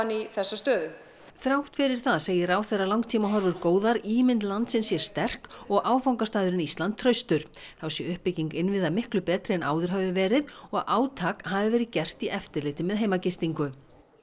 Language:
Icelandic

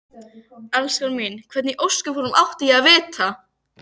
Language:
Icelandic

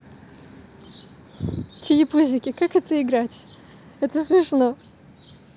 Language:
Russian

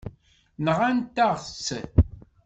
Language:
Kabyle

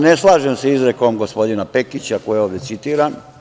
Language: Serbian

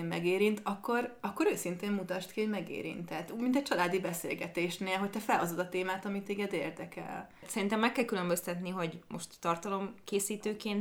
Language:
Hungarian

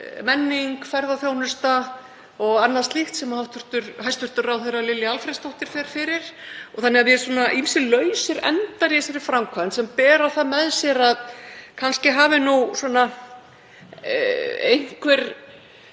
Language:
Icelandic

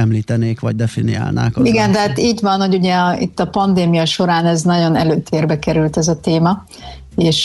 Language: Hungarian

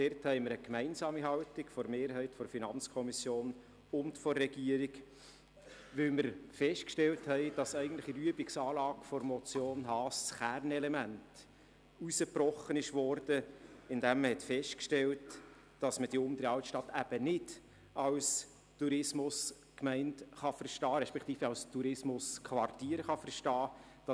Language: Swiss German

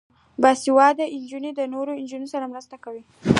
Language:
Pashto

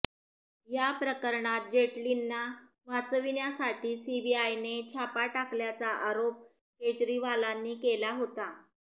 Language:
Marathi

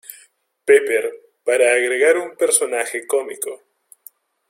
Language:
Spanish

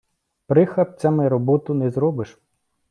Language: Ukrainian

